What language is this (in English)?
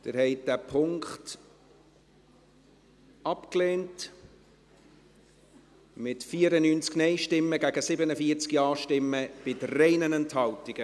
Swiss German